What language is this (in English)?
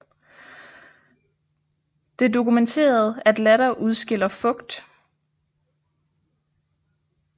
Danish